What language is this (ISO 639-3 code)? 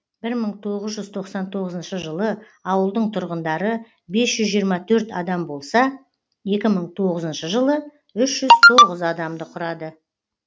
kaz